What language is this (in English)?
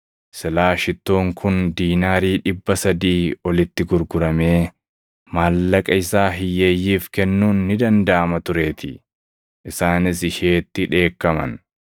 Oromo